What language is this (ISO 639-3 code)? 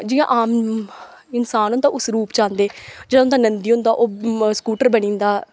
doi